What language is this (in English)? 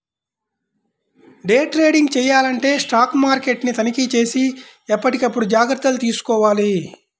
Telugu